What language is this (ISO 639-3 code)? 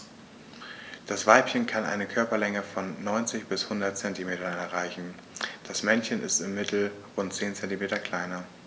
deu